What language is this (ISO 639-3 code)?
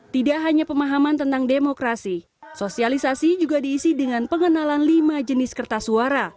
ind